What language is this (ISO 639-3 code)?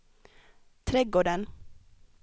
swe